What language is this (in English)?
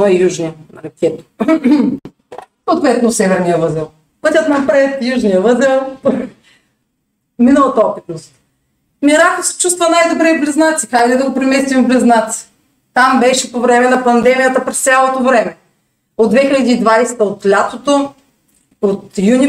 Bulgarian